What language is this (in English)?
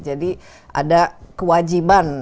Indonesian